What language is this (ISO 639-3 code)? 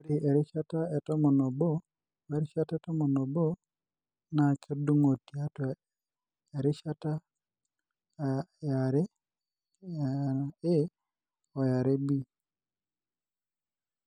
mas